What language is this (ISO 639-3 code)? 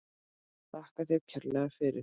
isl